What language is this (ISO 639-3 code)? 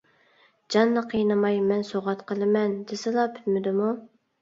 uig